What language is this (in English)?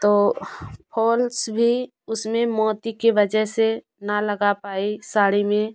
Hindi